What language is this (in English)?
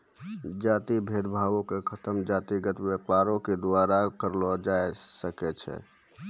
Maithili